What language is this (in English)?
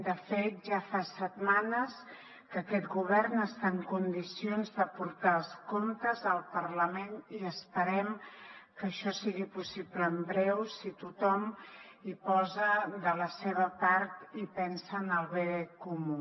Catalan